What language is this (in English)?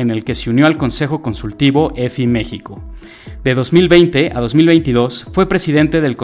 Spanish